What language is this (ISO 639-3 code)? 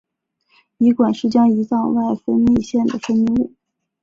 zho